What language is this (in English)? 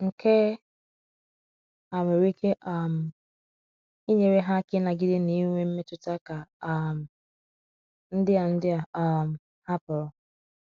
Igbo